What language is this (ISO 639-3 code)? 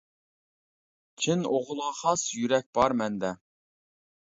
uig